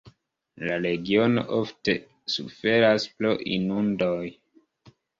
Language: Esperanto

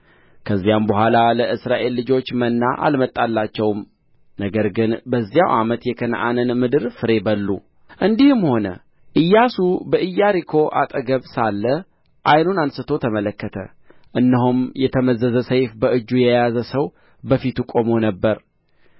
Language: Amharic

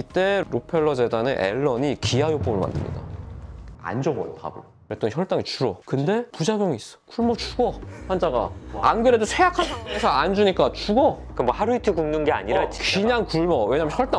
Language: Korean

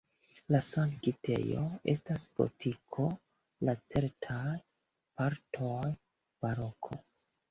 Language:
Esperanto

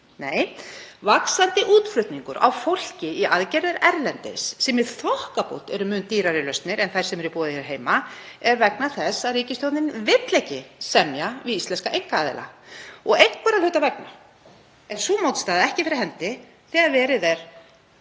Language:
Icelandic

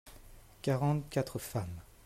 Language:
French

